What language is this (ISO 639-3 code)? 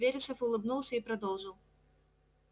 rus